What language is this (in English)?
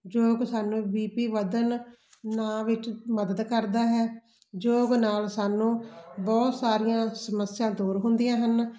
Punjabi